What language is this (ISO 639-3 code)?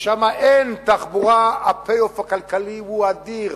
heb